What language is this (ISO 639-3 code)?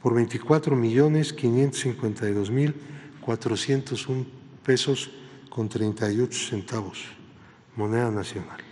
spa